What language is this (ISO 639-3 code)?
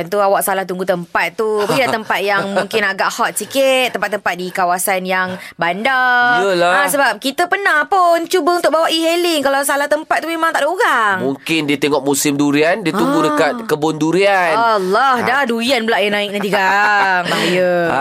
msa